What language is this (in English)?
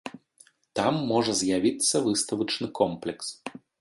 Belarusian